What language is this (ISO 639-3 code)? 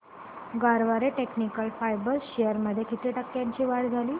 mar